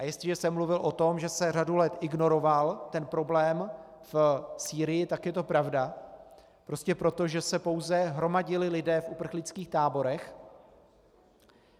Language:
Czech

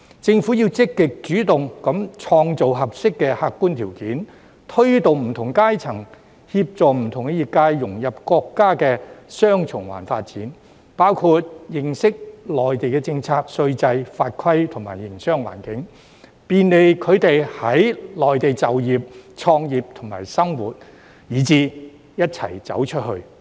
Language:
Cantonese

